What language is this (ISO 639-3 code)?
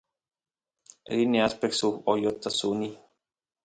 qus